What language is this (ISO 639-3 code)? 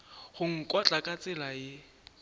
nso